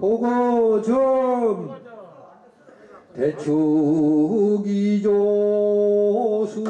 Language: Korean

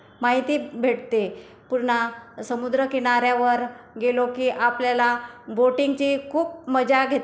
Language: Marathi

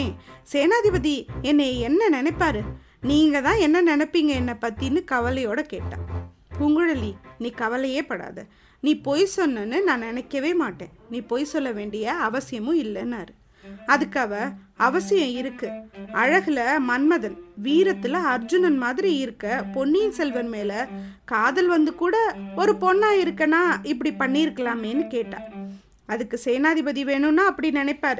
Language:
Tamil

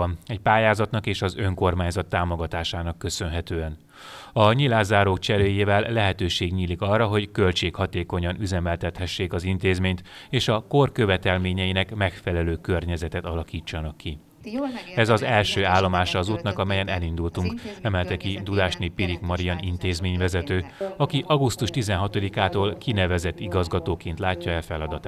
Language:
Hungarian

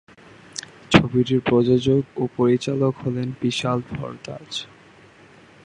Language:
Bangla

